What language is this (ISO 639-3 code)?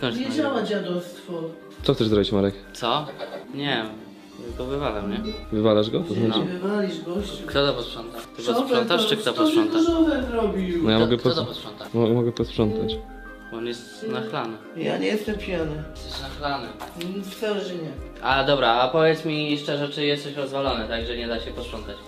pol